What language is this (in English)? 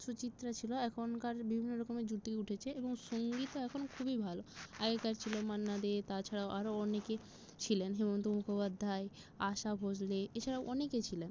Bangla